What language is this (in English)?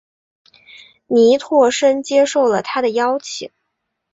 Chinese